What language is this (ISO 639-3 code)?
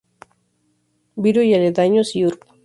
spa